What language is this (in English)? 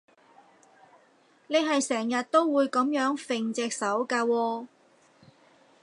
Cantonese